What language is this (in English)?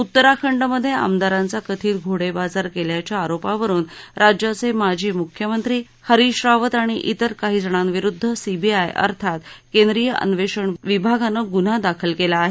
Marathi